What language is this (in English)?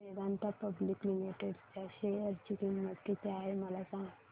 Marathi